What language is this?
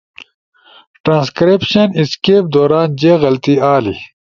Ushojo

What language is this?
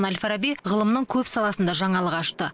Kazakh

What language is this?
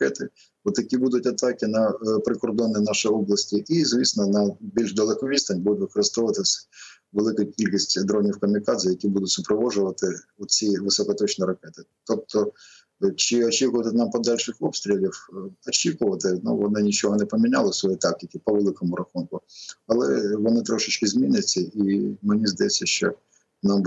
Ukrainian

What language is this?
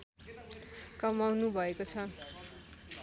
Nepali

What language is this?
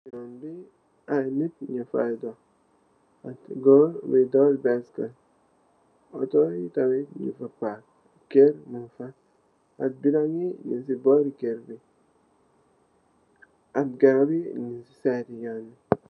Wolof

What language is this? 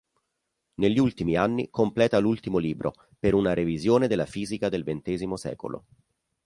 Italian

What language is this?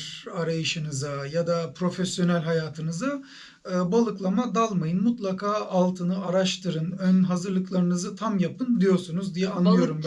Turkish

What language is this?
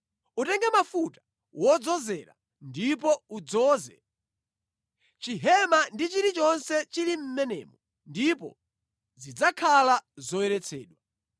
Nyanja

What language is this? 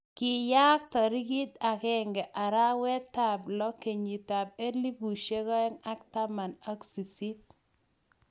Kalenjin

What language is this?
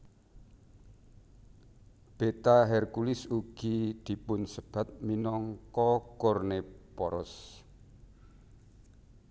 Javanese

